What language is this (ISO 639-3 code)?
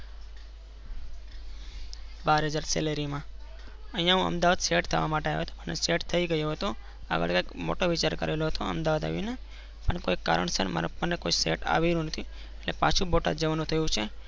guj